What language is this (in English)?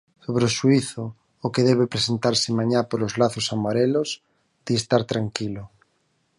Galician